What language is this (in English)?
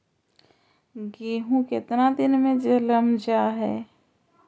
Magahi